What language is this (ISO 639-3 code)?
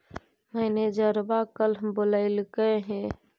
mag